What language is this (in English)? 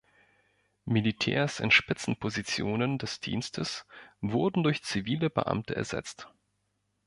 German